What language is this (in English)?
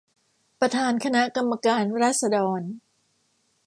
Thai